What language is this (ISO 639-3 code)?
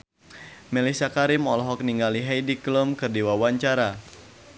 sun